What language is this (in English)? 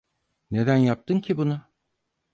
Turkish